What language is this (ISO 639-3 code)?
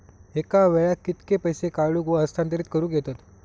mar